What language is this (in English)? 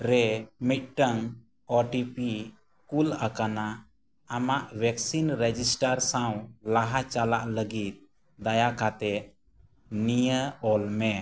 Santali